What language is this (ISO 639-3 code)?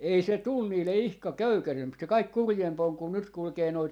fin